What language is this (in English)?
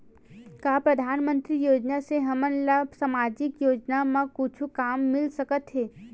Chhattisgarhi